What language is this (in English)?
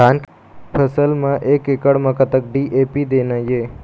Chhattisgarhi